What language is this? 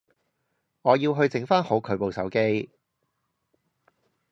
Cantonese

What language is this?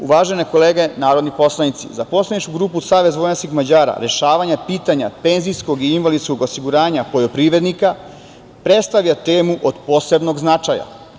Serbian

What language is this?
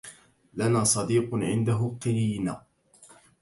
Arabic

